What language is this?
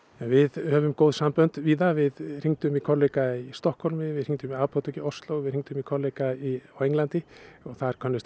Icelandic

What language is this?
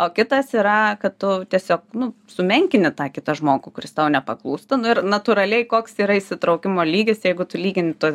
Lithuanian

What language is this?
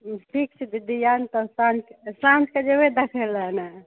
Maithili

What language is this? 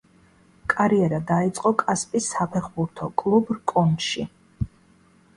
Georgian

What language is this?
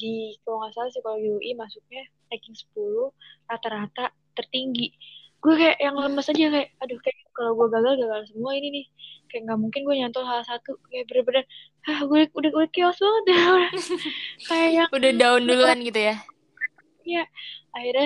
Indonesian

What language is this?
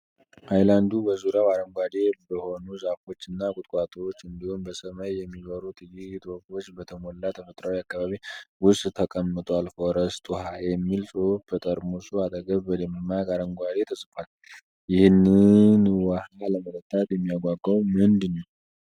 Amharic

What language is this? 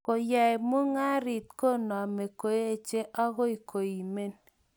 Kalenjin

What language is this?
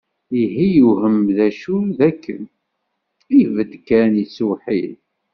Kabyle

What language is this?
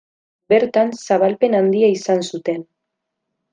Basque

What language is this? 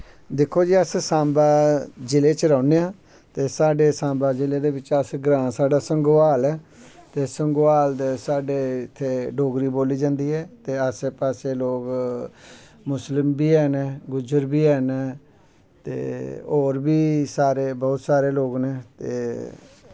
Dogri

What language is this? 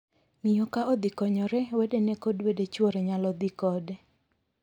Luo (Kenya and Tanzania)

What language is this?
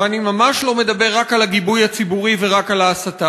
Hebrew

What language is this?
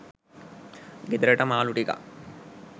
Sinhala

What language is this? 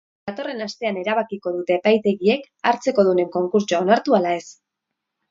Basque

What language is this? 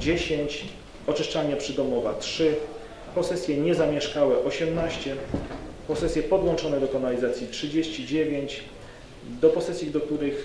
Polish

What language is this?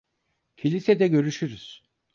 Turkish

